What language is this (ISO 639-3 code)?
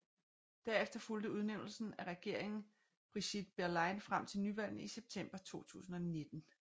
dan